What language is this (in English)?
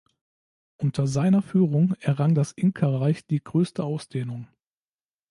German